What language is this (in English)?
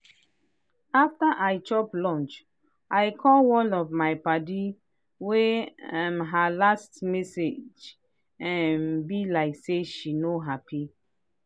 Nigerian Pidgin